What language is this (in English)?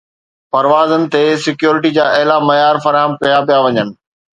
Sindhi